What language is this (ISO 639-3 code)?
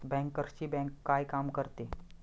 mar